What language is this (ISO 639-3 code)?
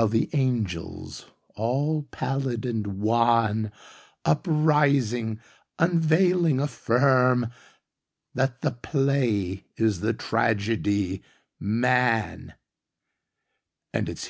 eng